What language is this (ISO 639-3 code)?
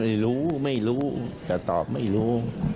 tha